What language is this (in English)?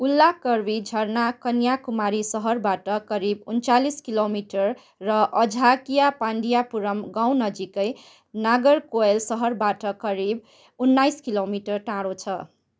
Nepali